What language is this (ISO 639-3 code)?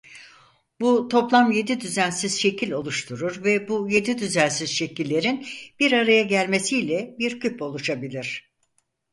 tur